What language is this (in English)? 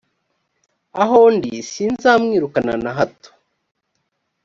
Kinyarwanda